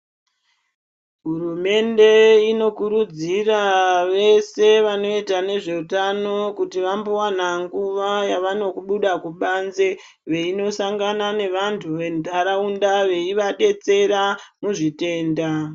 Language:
Ndau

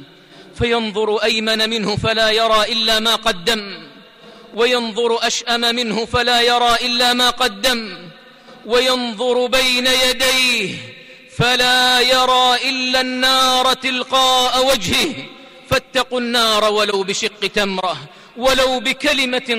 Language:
Arabic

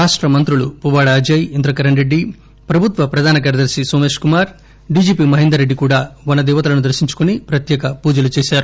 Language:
Telugu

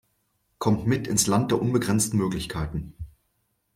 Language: German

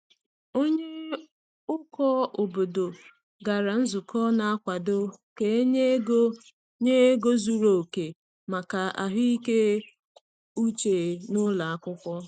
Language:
Igbo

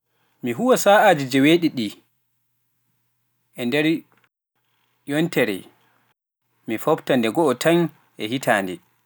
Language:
Pular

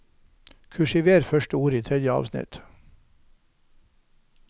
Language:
Norwegian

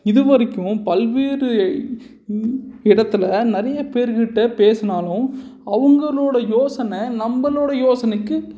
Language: Tamil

